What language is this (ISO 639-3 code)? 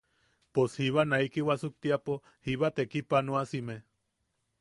yaq